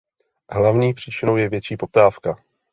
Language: Czech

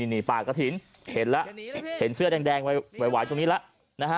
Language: Thai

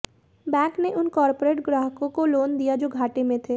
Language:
Hindi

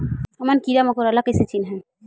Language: Chhattisgarhi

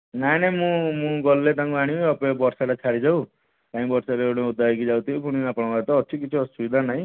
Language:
Odia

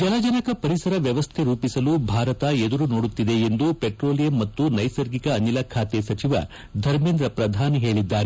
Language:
Kannada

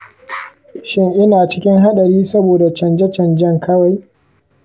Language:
Hausa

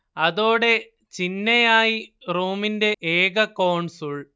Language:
Malayalam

